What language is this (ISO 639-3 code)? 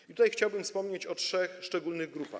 pol